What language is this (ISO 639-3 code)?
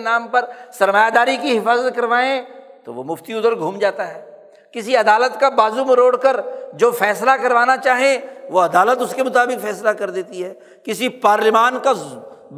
urd